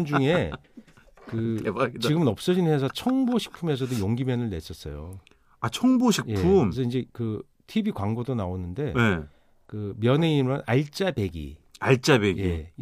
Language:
Korean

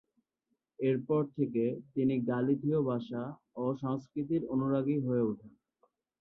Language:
Bangla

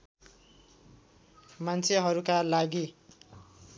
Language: Nepali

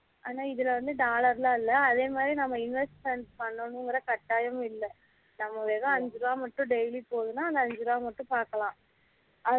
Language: Tamil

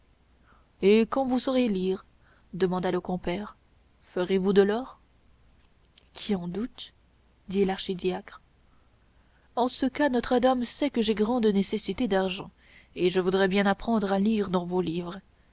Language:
French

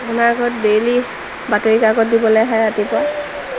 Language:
Assamese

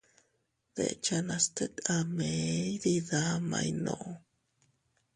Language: Teutila Cuicatec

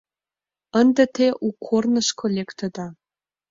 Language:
Mari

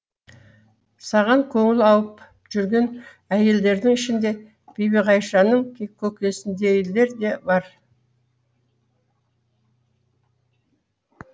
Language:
Kazakh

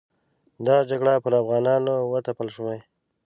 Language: Pashto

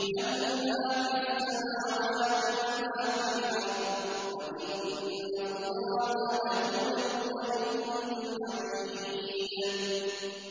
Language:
Arabic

